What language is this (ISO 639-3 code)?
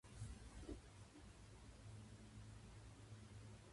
jpn